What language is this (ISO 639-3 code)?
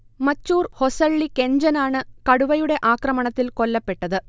mal